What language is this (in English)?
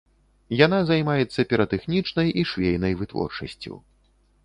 Belarusian